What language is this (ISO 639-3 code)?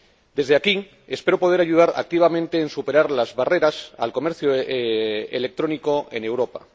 spa